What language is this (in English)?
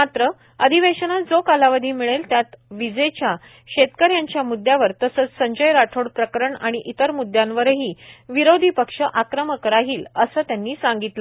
Marathi